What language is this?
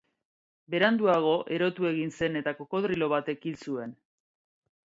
Basque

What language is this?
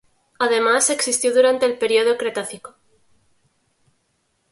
Spanish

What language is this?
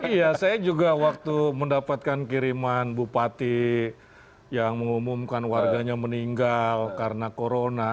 Indonesian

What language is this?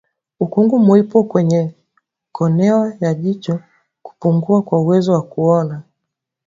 Swahili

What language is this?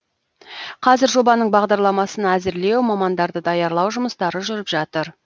Kazakh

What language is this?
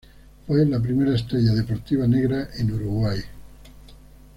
Spanish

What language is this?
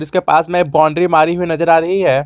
Hindi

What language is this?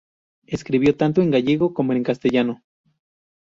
Spanish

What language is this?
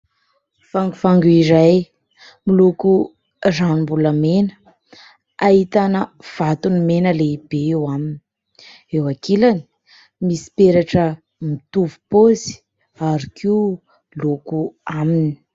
Malagasy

